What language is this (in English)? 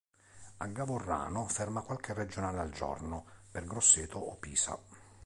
Italian